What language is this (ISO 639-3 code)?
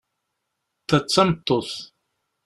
kab